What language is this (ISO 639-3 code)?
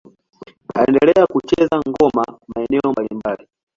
swa